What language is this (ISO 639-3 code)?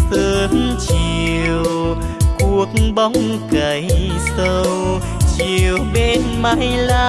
vie